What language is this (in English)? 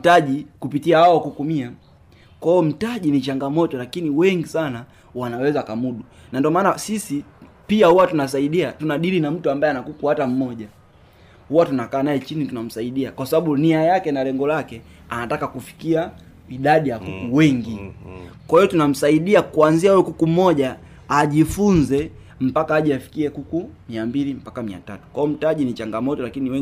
Swahili